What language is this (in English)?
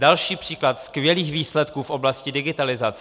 Czech